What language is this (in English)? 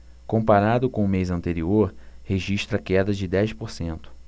Portuguese